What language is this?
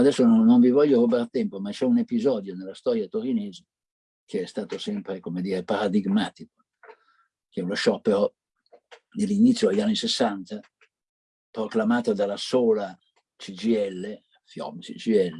Italian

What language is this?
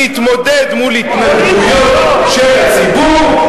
Hebrew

